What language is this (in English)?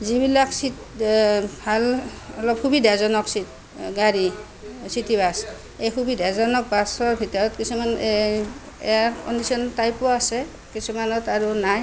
Assamese